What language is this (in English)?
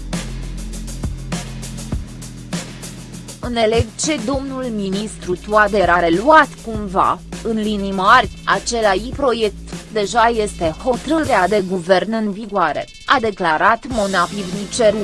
Romanian